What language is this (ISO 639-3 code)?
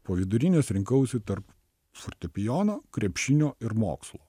lit